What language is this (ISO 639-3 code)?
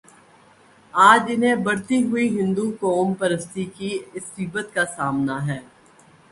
urd